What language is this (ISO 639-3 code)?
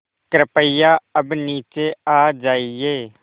hin